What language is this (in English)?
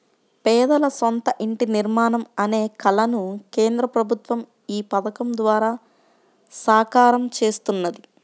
Telugu